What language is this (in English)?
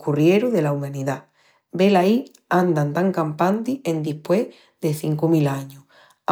Extremaduran